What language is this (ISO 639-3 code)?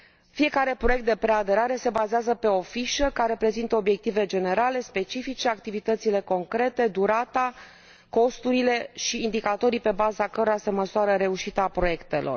ron